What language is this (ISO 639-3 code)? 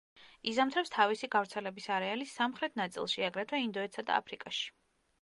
kat